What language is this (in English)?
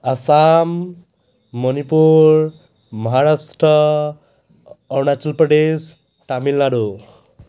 Assamese